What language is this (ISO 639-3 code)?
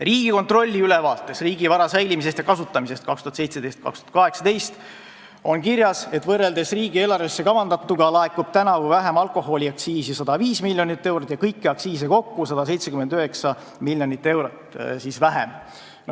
est